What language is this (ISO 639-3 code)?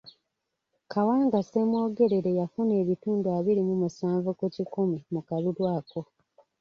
lug